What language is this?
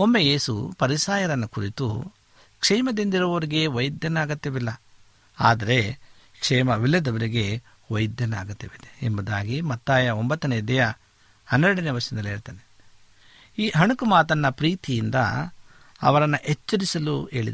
Kannada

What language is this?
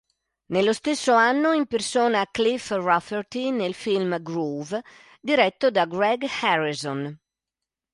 Italian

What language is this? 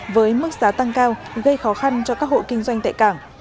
Vietnamese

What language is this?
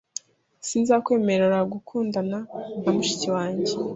Kinyarwanda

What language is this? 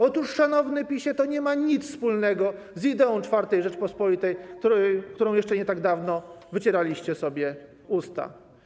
Polish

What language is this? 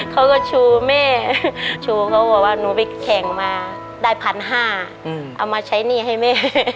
Thai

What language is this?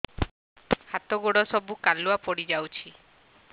Odia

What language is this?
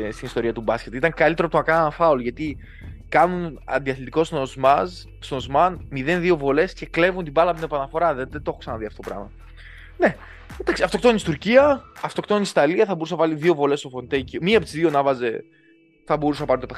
Greek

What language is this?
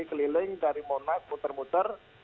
Indonesian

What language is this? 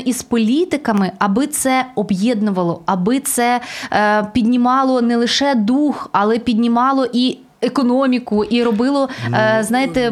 Ukrainian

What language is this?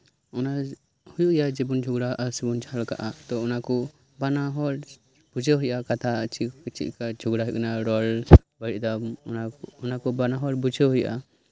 Santali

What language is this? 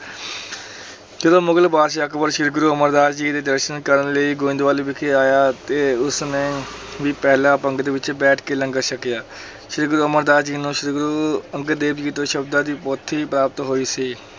Punjabi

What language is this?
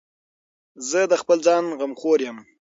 Pashto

